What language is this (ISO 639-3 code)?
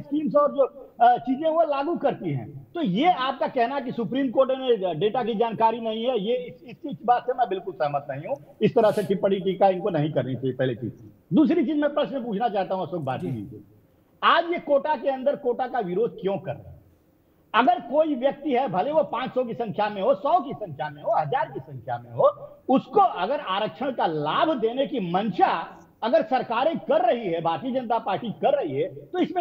hin